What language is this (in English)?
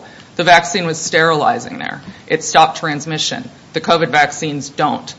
English